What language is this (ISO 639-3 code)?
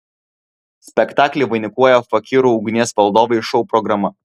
lit